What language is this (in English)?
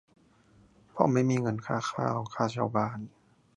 Thai